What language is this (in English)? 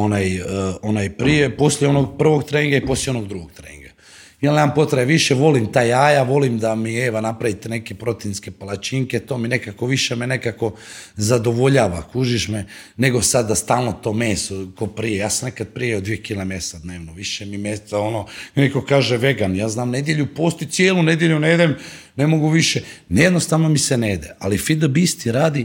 Croatian